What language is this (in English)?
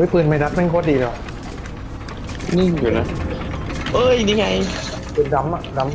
Thai